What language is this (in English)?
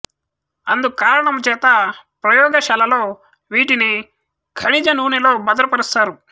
Telugu